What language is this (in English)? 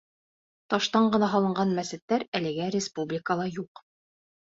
Bashkir